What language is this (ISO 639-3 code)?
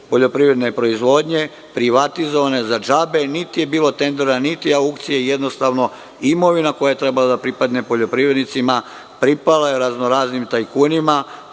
srp